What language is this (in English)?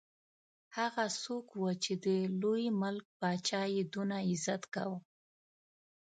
Pashto